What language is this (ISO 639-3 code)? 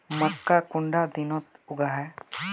mag